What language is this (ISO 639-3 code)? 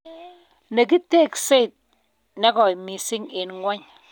kln